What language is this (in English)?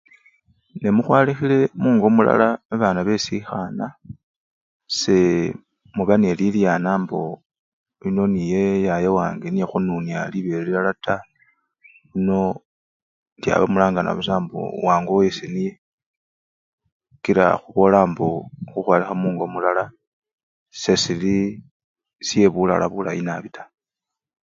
Luyia